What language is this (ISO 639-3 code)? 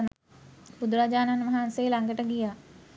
sin